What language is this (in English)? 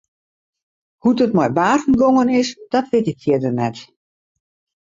Western Frisian